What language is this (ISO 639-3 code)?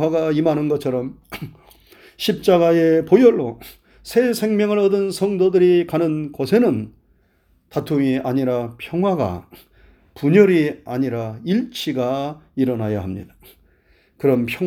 kor